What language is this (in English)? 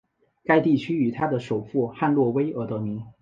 Chinese